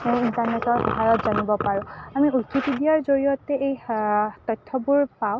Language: Assamese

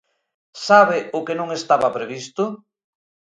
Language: Galician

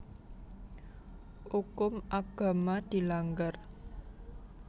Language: Javanese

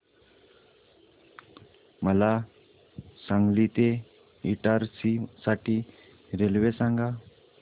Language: Marathi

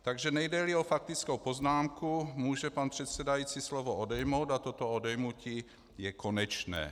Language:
Czech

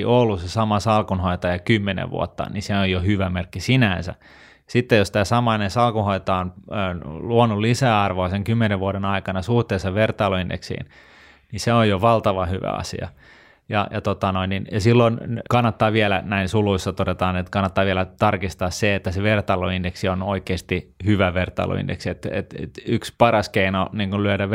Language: Finnish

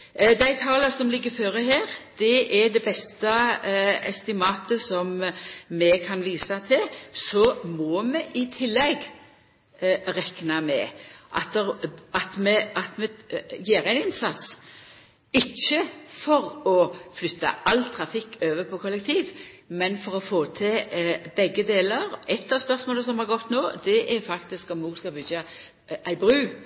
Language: Norwegian Nynorsk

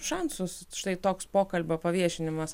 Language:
Lithuanian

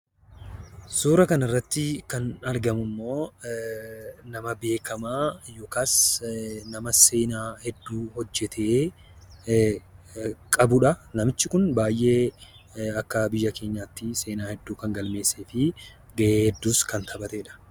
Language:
Oromo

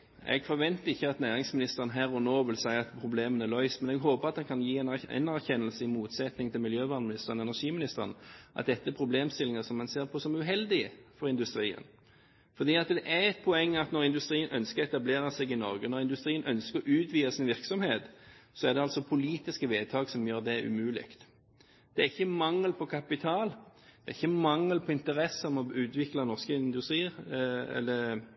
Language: Norwegian Bokmål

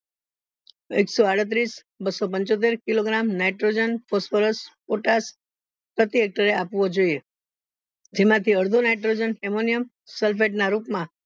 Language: Gujarati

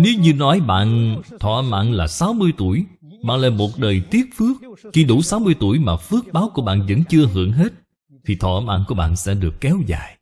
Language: Vietnamese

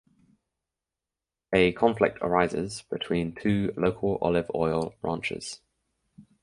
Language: English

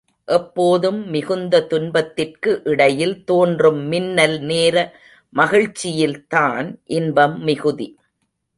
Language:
Tamil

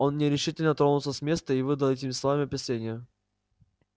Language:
Russian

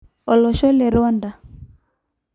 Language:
Masai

